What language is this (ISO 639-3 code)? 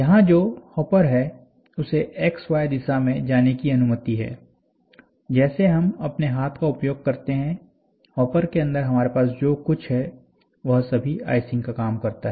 hin